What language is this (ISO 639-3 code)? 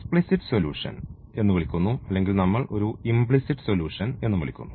mal